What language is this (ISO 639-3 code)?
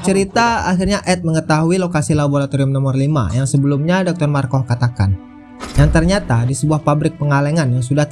ind